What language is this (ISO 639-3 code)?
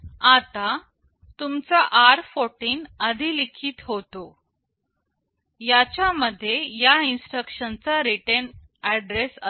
mar